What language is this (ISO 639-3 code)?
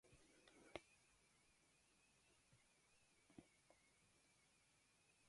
grn